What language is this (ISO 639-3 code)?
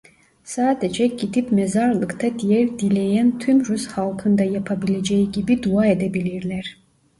tur